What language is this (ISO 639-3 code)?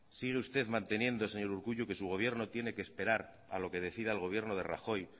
spa